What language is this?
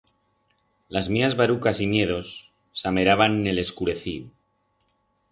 Aragonese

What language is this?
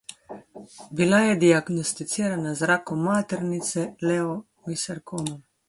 Slovenian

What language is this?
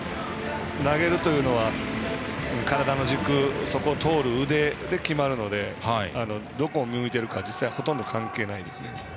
Japanese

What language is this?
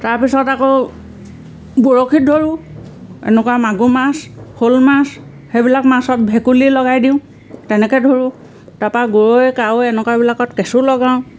Assamese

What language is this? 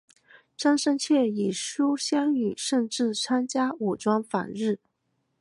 Chinese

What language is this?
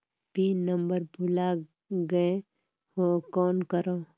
Chhattisgarhi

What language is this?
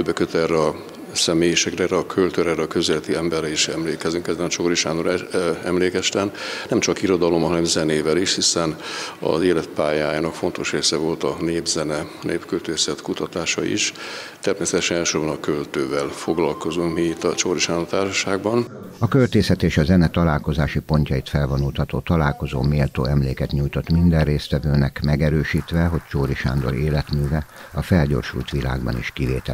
Hungarian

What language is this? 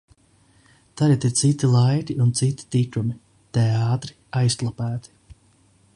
Latvian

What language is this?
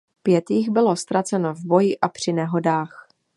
Czech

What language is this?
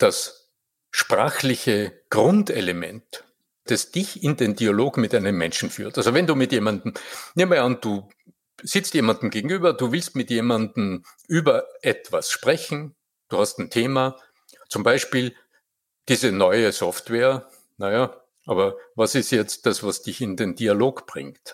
German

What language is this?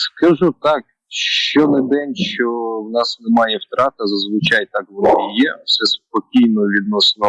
Ukrainian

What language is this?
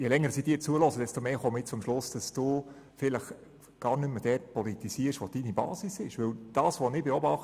Swiss German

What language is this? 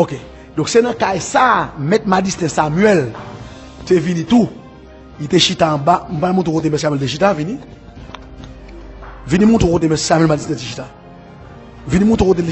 French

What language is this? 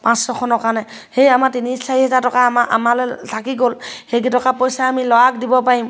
Assamese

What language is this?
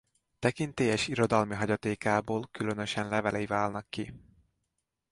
Hungarian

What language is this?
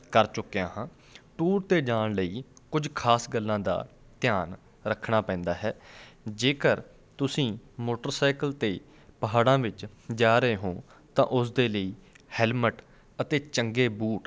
Punjabi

